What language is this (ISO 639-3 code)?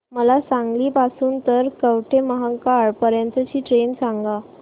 mar